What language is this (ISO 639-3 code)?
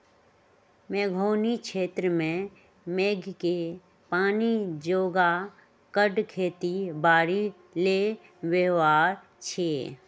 mag